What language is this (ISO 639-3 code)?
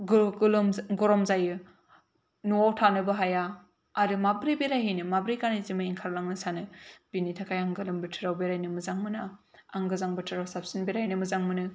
brx